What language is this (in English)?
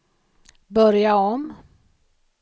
Swedish